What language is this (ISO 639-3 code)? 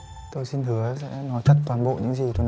vie